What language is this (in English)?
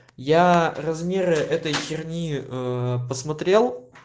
Russian